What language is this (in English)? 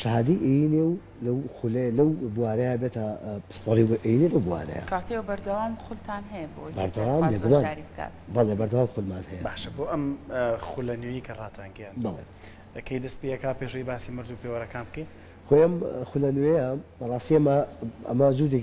Arabic